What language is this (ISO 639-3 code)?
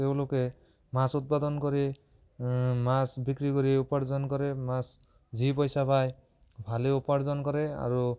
asm